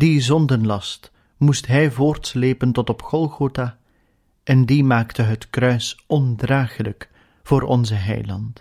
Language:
Dutch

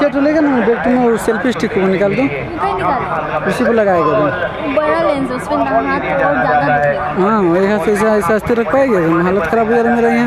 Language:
Arabic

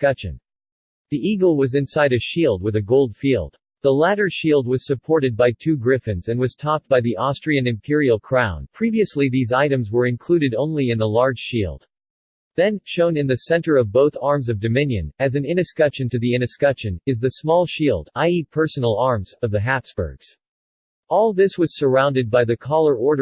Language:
English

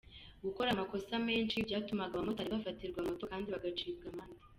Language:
Kinyarwanda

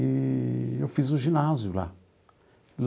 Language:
Portuguese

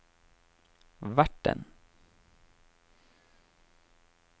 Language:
Norwegian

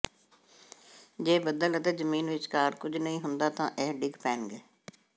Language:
Punjabi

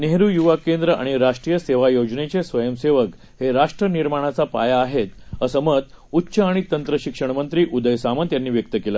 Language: Marathi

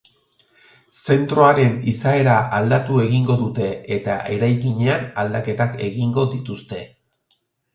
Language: Basque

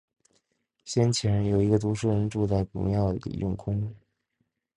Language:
Chinese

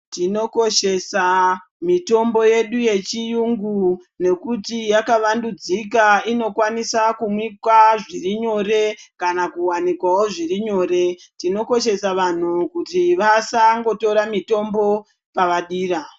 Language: Ndau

